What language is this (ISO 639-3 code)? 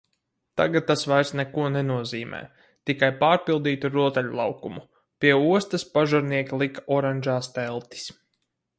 lav